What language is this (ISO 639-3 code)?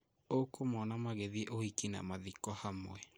kik